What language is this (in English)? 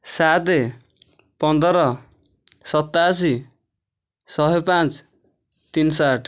Odia